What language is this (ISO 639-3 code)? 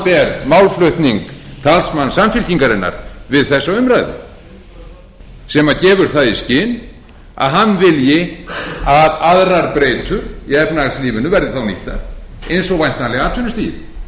isl